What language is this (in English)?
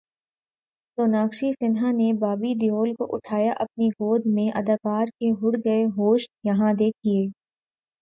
Urdu